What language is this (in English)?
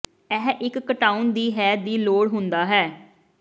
Punjabi